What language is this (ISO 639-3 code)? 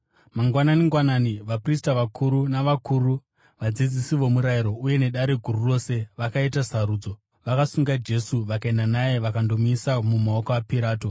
sna